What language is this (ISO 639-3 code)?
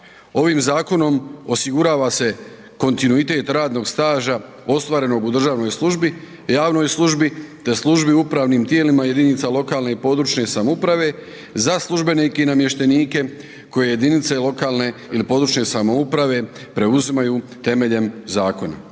hrv